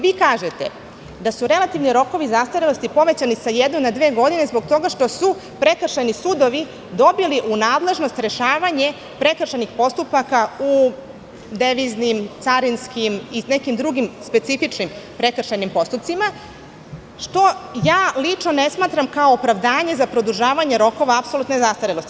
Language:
Serbian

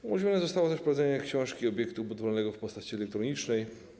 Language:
Polish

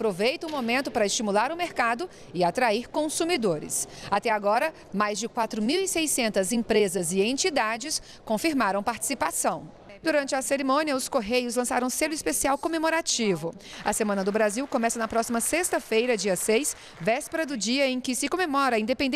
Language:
Portuguese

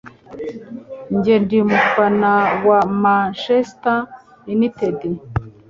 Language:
Kinyarwanda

